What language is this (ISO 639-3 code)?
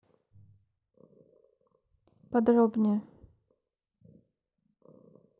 rus